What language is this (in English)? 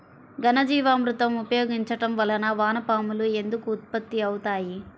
Telugu